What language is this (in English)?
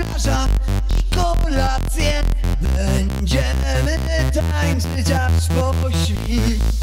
Polish